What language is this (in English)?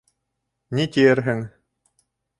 Bashkir